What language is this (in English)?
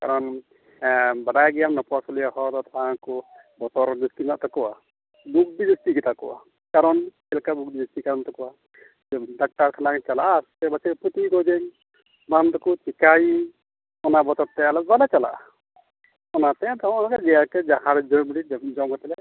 Santali